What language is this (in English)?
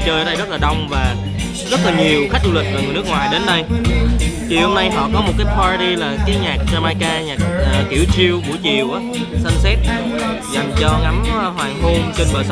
Vietnamese